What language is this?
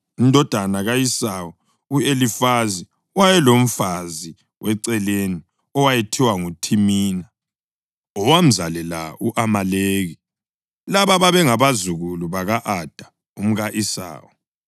North Ndebele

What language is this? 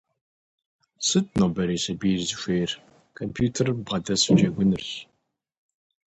Kabardian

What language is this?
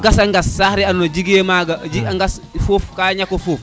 Serer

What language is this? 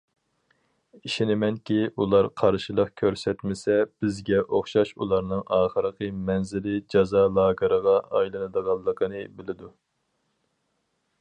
Uyghur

